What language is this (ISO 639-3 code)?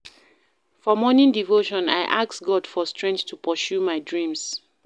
pcm